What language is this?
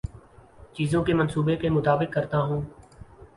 Urdu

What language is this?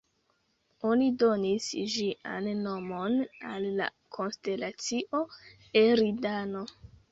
Esperanto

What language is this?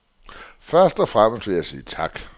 Danish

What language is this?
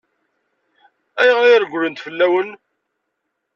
Kabyle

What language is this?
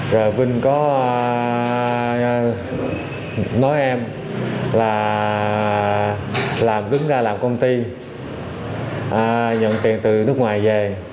Vietnamese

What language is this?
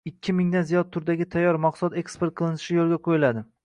Uzbek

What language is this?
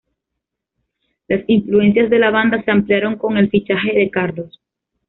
Spanish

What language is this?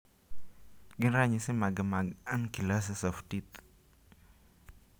Luo (Kenya and Tanzania)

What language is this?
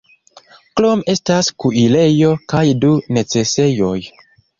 Esperanto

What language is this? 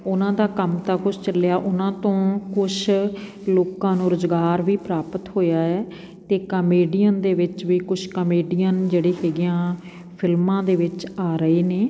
Punjabi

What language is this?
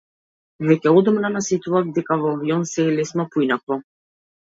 Macedonian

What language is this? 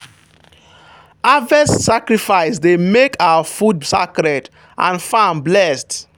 Nigerian Pidgin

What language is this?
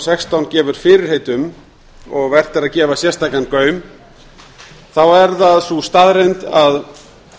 Icelandic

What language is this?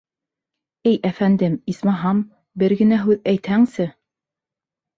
Bashkir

